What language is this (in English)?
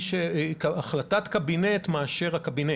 Hebrew